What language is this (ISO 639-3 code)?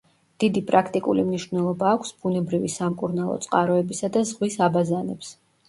kat